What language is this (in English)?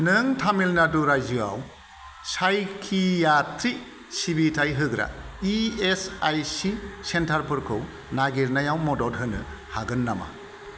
Bodo